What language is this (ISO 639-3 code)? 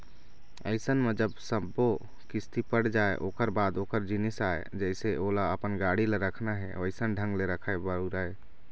hne